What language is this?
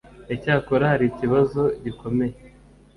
Kinyarwanda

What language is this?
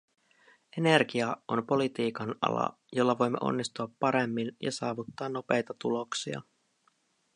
Finnish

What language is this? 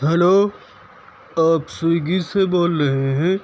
Urdu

